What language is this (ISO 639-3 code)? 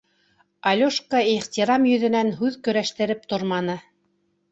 bak